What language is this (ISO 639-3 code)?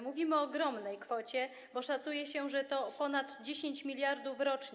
pol